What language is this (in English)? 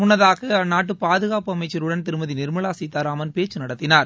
Tamil